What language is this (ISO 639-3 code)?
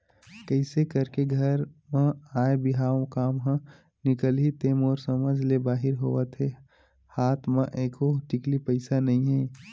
hne